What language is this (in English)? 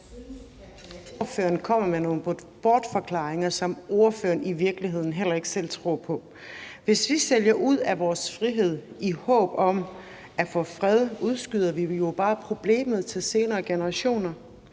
Danish